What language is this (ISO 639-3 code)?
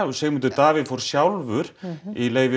isl